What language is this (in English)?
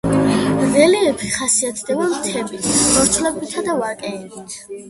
Georgian